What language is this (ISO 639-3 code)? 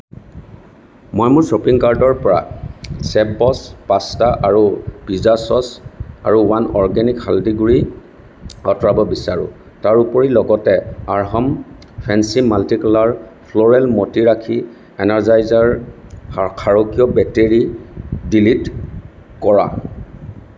asm